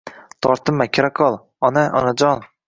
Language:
Uzbek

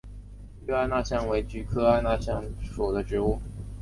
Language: Chinese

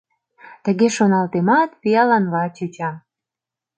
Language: Mari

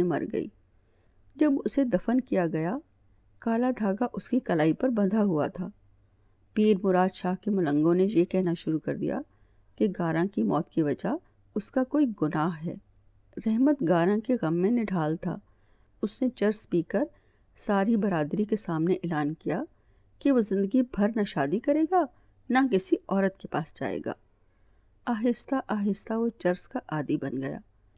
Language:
Urdu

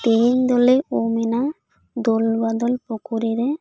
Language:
Santali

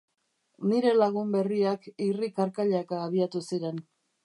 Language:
Basque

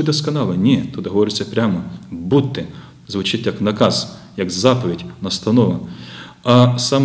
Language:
Ukrainian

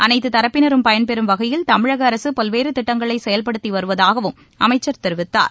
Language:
Tamil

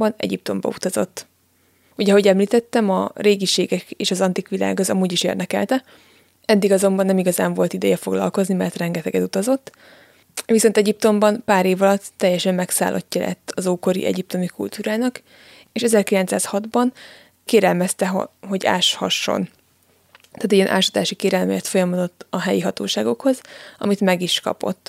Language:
Hungarian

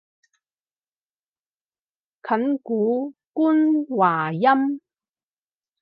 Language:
Cantonese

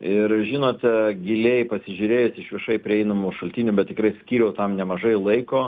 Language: Lithuanian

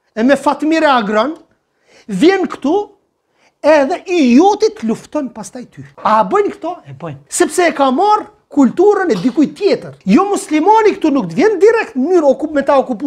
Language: Romanian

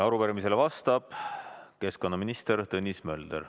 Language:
Estonian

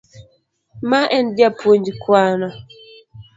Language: Luo (Kenya and Tanzania)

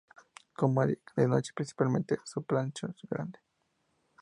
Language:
Spanish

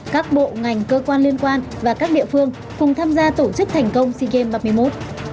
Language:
Vietnamese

